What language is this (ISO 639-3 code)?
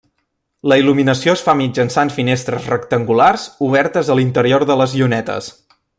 cat